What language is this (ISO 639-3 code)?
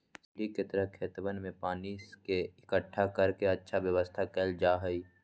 mag